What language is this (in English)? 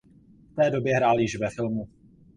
Czech